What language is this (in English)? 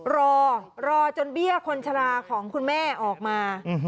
Thai